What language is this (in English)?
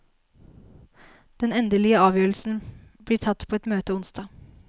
Norwegian